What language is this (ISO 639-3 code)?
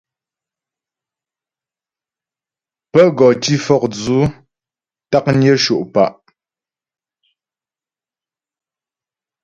bbj